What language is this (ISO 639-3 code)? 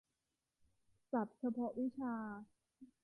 tha